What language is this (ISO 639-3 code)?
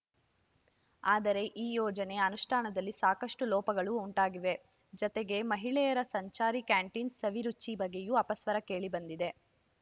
kan